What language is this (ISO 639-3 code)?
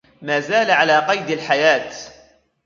ara